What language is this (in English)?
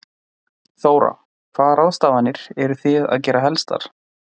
Icelandic